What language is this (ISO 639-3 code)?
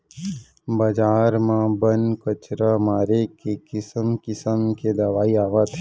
hne